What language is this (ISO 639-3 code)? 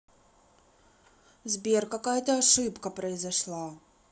rus